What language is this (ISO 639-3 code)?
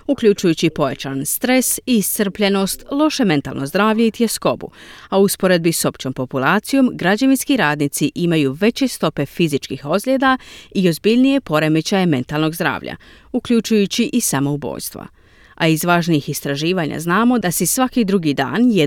hrv